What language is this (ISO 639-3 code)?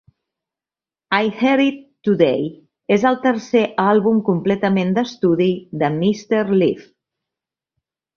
cat